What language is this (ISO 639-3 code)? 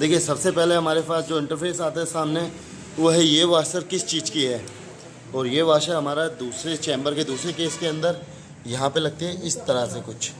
hin